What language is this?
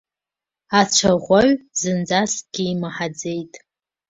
Abkhazian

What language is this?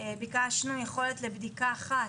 Hebrew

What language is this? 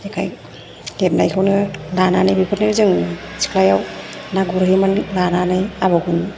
Bodo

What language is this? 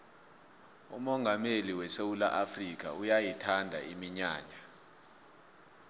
South Ndebele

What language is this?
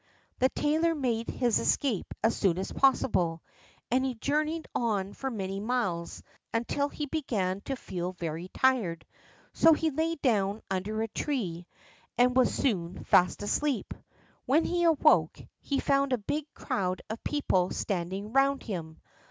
English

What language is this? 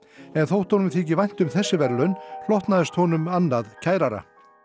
Icelandic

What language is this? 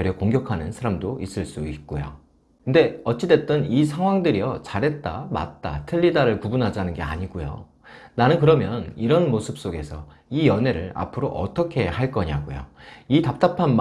Korean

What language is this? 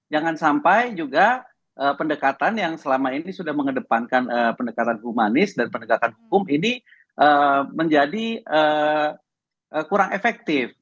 Indonesian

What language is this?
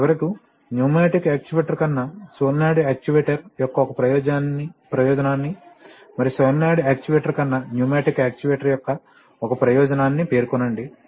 Telugu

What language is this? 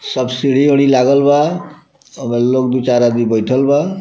Bhojpuri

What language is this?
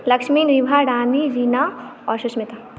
Maithili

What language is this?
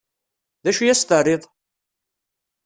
Kabyle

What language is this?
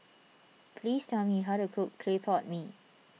English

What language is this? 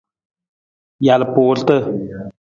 Nawdm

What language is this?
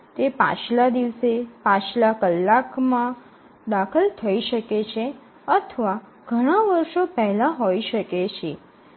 Gujarati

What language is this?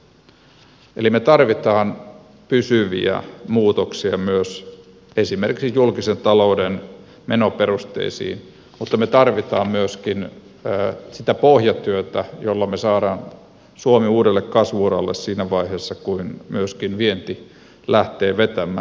Finnish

